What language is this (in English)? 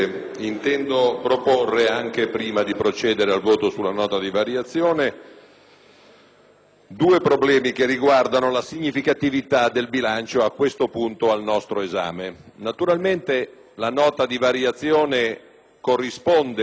Italian